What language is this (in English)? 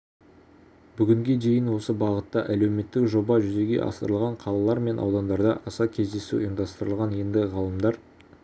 Kazakh